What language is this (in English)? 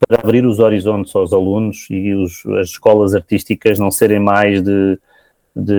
Portuguese